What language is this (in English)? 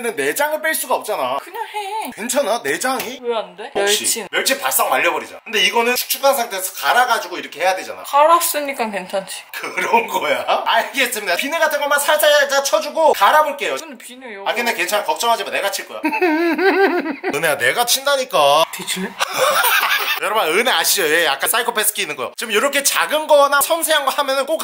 Korean